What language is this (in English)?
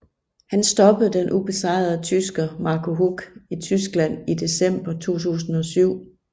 Danish